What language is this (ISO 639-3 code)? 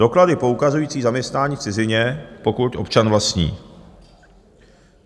ces